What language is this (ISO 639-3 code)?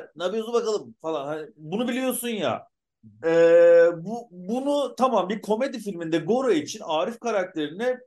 tur